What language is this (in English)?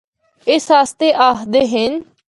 Northern Hindko